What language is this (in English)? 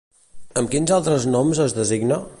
Catalan